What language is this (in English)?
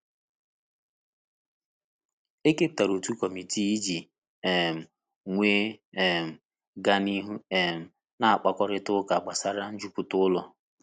Igbo